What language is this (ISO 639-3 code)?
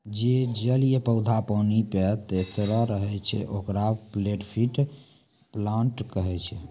mai